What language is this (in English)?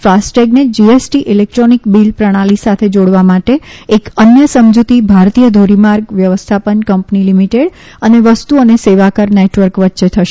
Gujarati